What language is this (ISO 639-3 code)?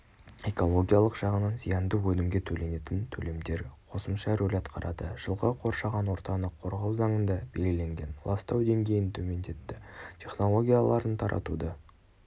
kaz